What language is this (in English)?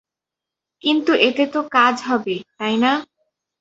Bangla